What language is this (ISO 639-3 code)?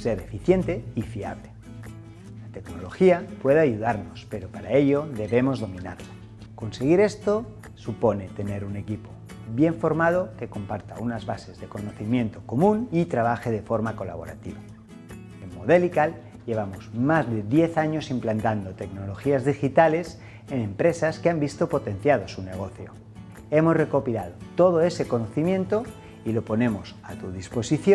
spa